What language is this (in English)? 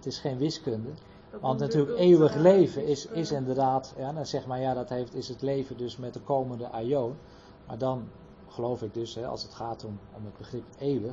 Dutch